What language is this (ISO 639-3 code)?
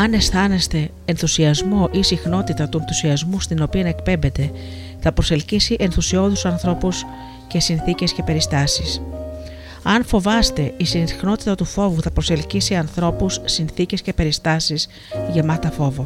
ell